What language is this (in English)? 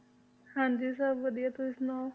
Punjabi